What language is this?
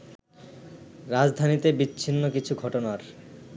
Bangla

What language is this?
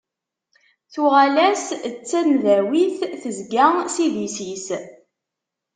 Kabyle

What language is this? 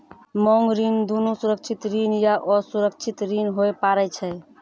Maithili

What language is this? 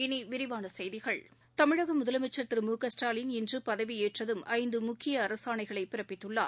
Tamil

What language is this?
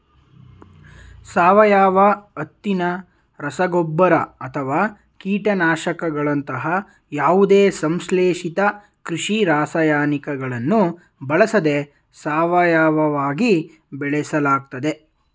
Kannada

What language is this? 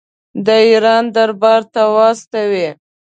Pashto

